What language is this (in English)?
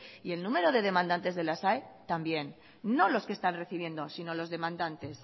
Spanish